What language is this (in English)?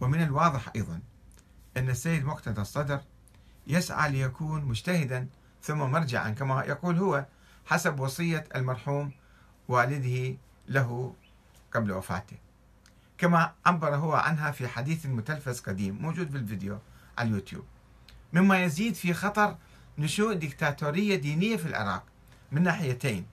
Arabic